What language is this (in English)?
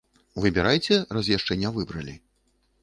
Belarusian